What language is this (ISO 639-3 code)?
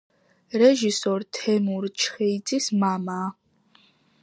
kat